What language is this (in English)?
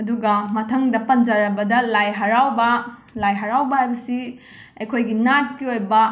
Manipuri